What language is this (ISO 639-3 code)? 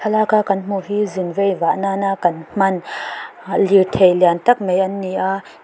lus